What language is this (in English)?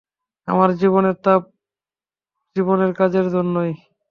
Bangla